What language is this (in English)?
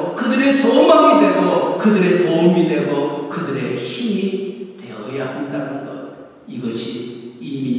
Korean